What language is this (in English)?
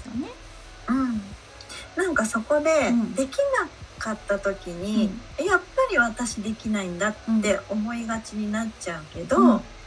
Japanese